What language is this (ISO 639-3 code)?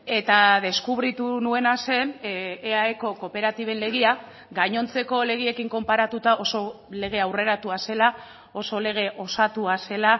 eus